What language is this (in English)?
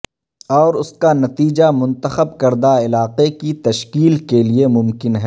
Urdu